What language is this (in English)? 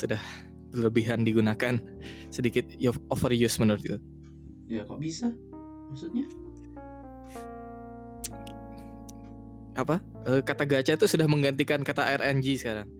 Indonesian